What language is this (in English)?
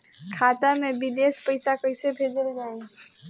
Bhojpuri